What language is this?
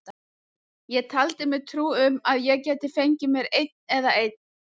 Icelandic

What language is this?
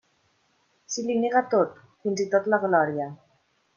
Catalan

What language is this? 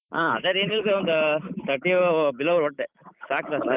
Kannada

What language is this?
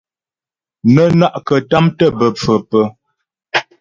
Ghomala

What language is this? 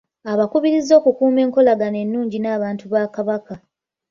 Ganda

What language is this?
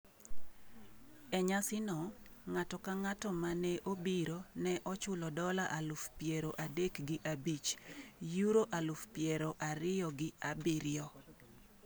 Luo (Kenya and Tanzania)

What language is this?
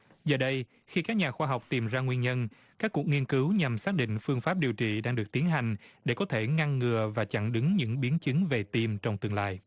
Vietnamese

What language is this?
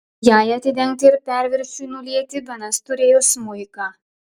Lithuanian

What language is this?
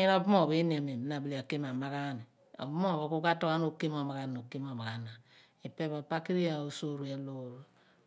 Abua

